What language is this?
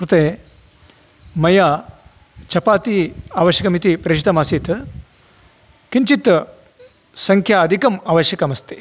Sanskrit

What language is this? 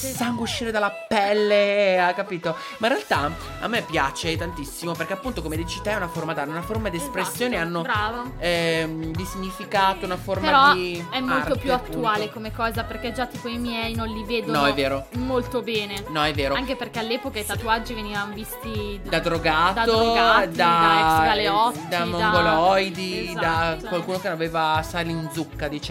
Italian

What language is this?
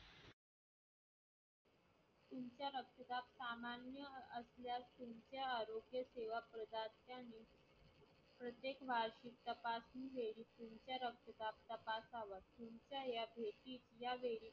Marathi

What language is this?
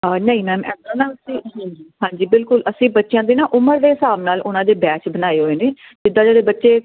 Punjabi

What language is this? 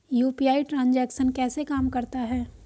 Hindi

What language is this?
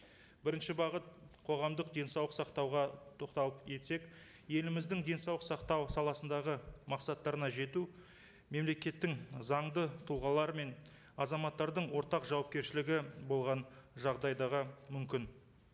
Kazakh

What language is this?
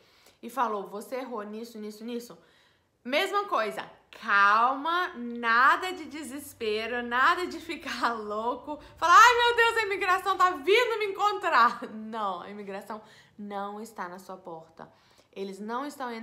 Portuguese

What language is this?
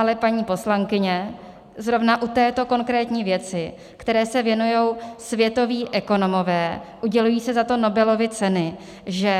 Czech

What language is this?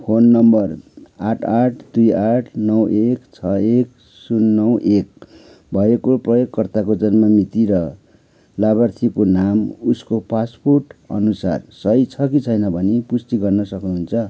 Nepali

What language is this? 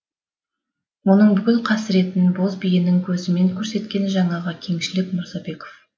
Kazakh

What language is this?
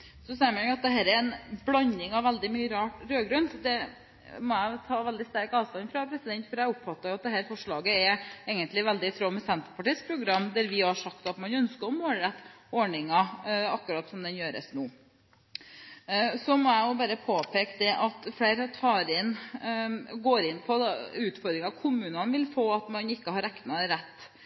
Norwegian Bokmål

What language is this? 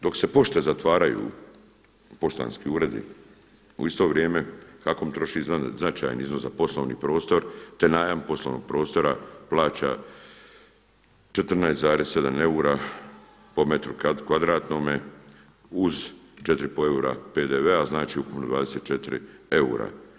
Croatian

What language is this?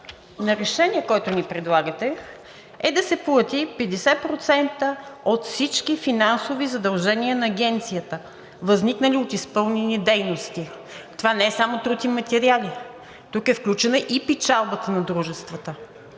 Bulgarian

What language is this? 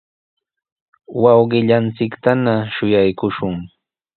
Sihuas Ancash Quechua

